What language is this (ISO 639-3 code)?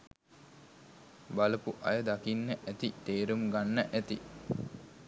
sin